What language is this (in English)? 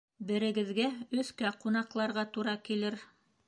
Bashkir